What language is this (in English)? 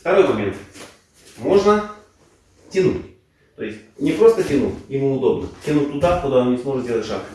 Russian